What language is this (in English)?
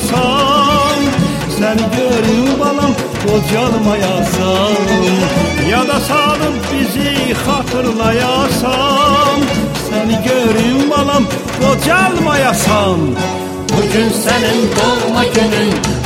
Persian